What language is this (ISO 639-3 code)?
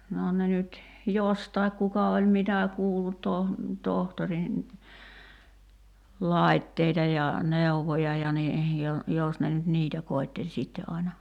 fin